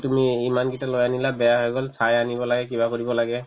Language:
Assamese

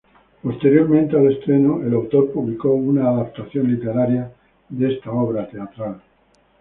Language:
Spanish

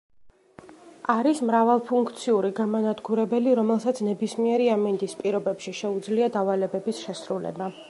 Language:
Georgian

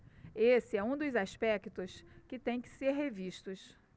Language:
Portuguese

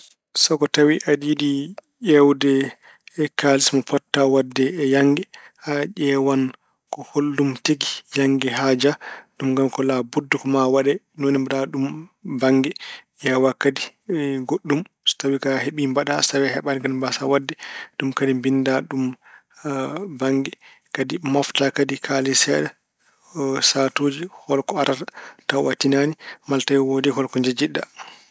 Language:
Fula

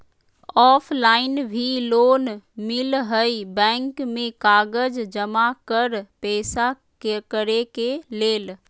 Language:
Magahi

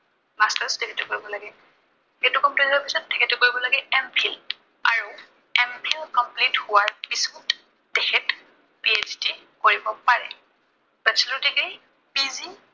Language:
Assamese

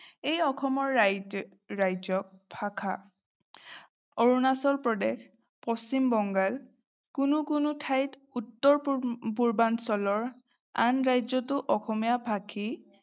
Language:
Assamese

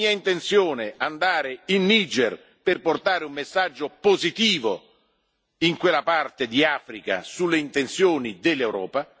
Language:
Italian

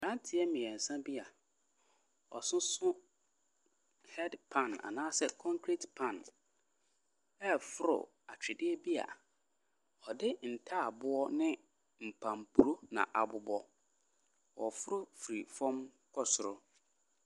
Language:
Akan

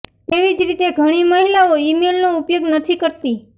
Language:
Gujarati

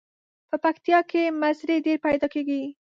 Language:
Pashto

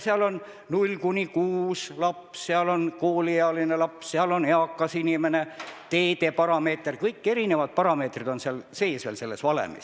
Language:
Estonian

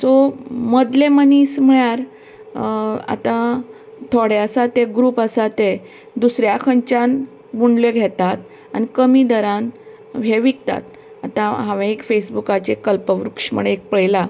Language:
Konkani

